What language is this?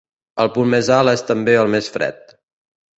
Catalan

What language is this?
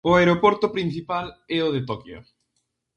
Galician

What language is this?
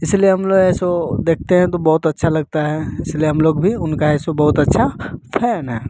Hindi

